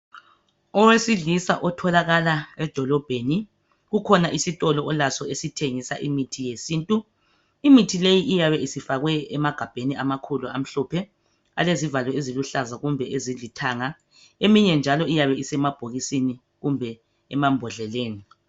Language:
North Ndebele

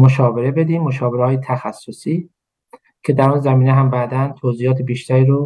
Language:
Persian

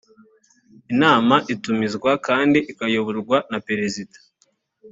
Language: Kinyarwanda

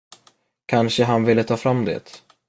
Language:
Swedish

